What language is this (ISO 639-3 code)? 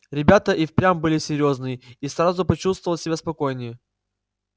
rus